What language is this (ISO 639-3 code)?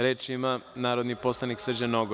srp